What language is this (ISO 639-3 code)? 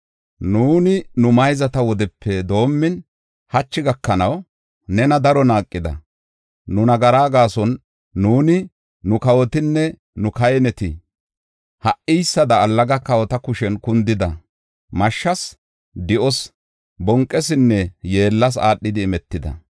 gof